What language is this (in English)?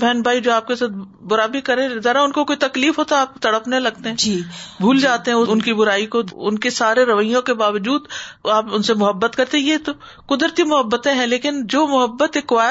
Urdu